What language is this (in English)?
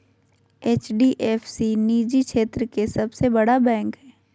Magahi